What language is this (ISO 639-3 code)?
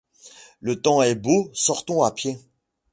fra